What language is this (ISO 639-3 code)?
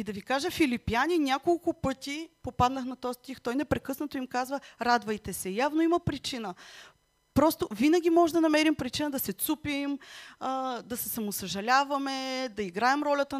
bul